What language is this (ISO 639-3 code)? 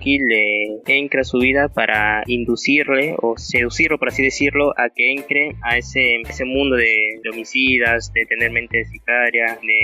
spa